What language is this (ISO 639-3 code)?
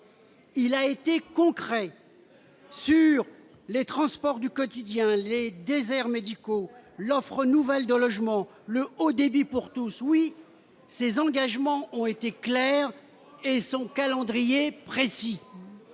fra